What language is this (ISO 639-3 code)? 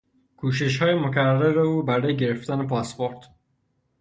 fas